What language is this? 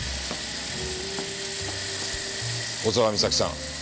Japanese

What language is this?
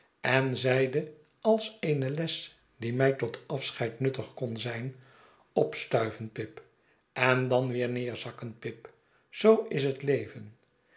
Dutch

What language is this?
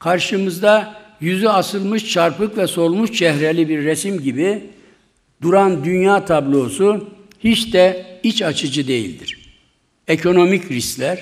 Turkish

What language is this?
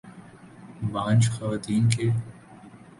Urdu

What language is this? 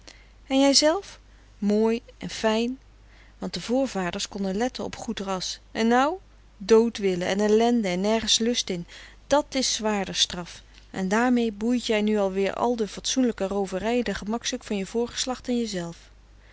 Dutch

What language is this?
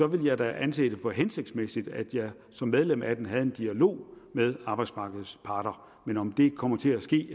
Danish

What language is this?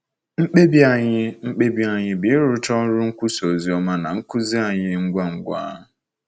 Igbo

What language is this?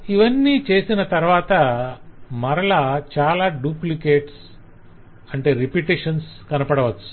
Telugu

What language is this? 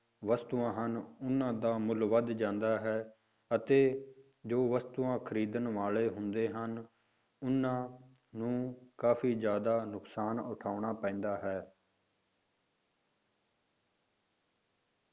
Punjabi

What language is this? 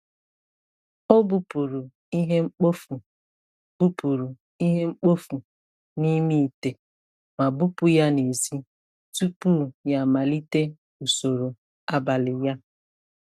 Igbo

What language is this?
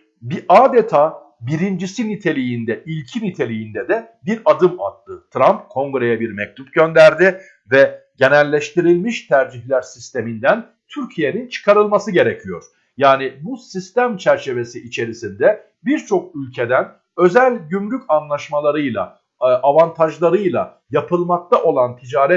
Turkish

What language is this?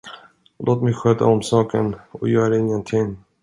Swedish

